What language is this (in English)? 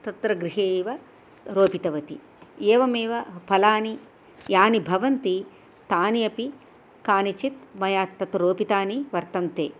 Sanskrit